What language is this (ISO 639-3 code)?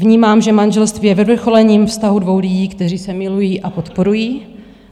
ces